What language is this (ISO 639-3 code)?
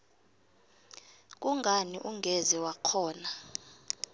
nbl